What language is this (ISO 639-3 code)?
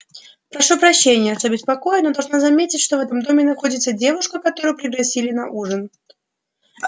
rus